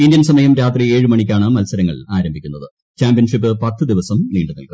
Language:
Malayalam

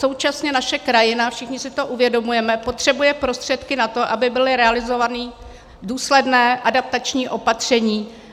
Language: Czech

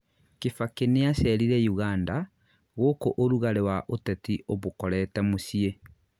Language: Kikuyu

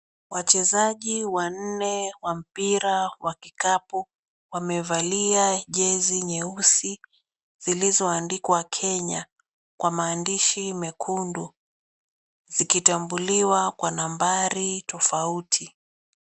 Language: Swahili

